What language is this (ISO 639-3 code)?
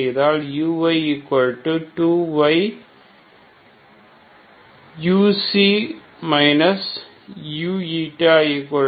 tam